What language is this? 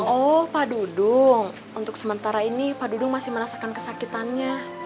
Indonesian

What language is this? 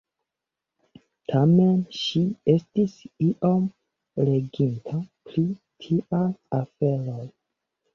Esperanto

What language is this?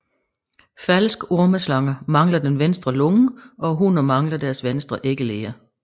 Danish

